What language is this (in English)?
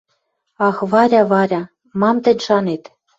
Western Mari